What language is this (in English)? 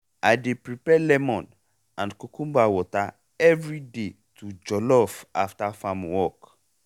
Nigerian Pidgin